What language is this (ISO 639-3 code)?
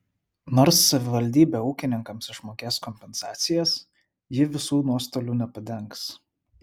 lit